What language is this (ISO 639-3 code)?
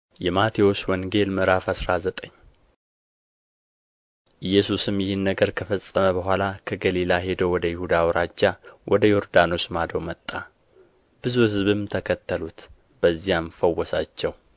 amh